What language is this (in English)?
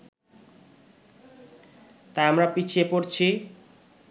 Bangla